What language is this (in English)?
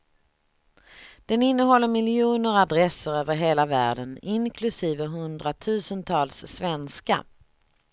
Swedish